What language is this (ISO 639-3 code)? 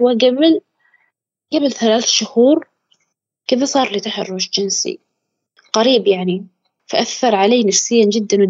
ara